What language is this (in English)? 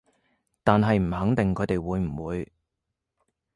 Cantonese